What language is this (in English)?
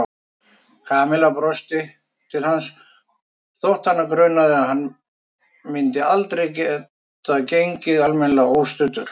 Icelandic